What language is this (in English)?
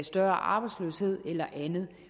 Danish